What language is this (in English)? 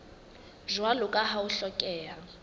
Southern Sotho